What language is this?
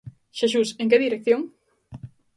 Galician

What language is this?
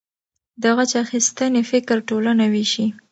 Pashto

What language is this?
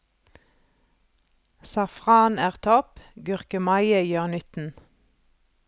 Norwegian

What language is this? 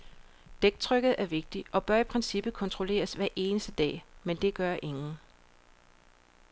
Danish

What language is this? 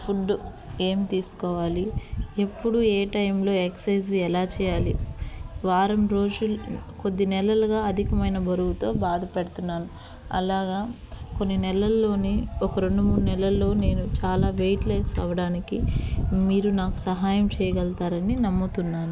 Telugu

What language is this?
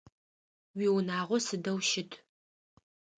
Adyghe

